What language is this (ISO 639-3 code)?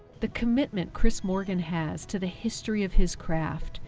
eng